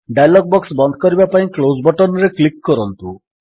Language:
Odia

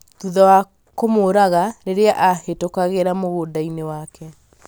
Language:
Kikuyu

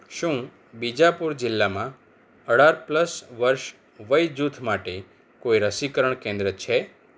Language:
Gujarati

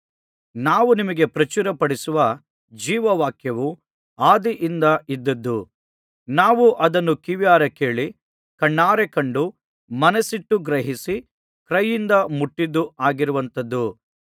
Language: Kannada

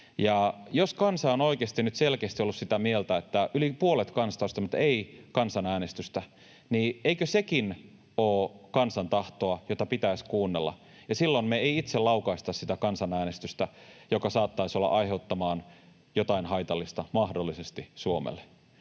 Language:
Finnish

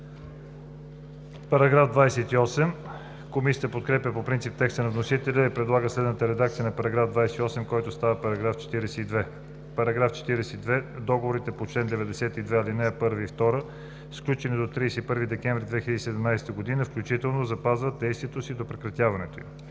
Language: Bulgarian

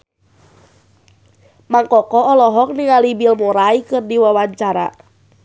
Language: Sundanese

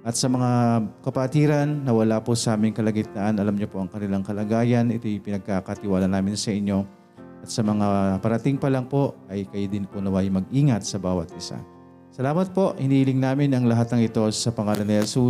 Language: Filipino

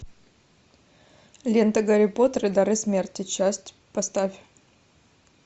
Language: Russian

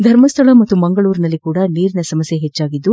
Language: Kannada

